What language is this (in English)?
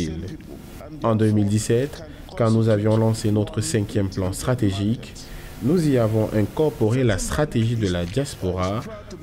French